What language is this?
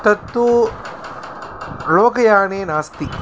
Sanskrit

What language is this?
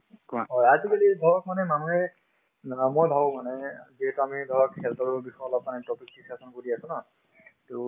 Assamese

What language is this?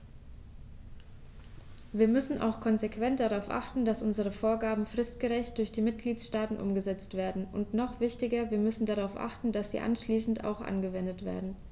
German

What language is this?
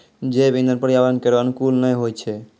Maithili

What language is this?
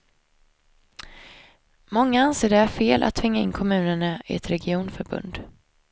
Swedish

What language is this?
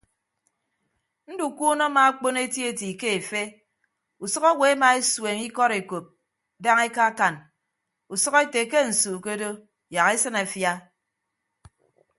Ibibio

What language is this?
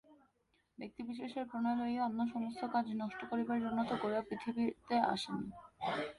Bangla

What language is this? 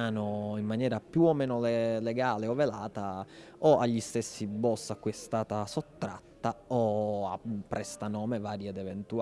Italian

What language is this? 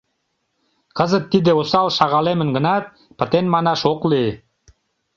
Mari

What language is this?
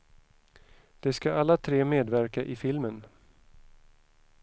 Swedish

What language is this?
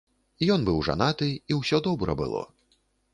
Belarusian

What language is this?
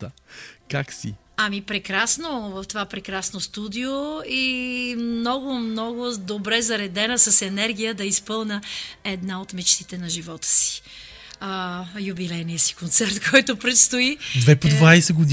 Bulgarian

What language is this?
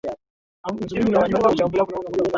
Swahili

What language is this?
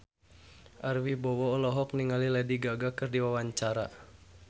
Sundanese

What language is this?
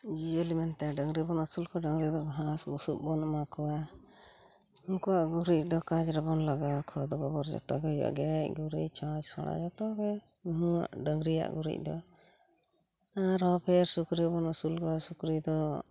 Santali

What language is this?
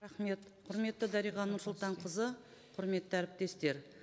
Kazakh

